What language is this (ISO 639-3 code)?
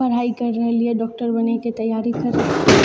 mai